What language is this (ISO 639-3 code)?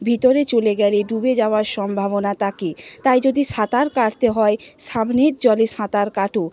ben